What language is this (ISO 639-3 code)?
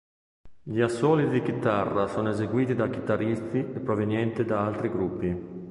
ita